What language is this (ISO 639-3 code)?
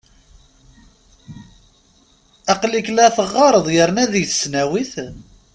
kab